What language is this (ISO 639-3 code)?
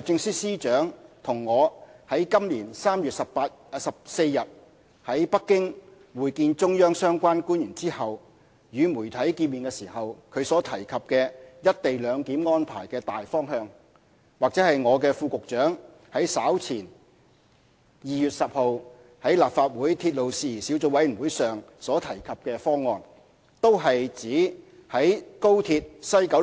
yue